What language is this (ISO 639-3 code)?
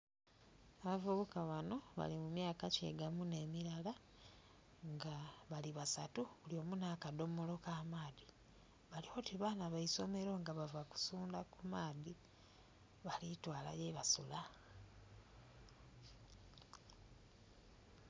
xog